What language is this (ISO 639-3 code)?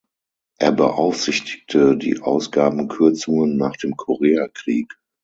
deu